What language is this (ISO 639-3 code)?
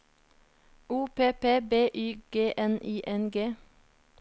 nor